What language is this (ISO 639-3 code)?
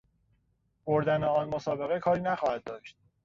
fas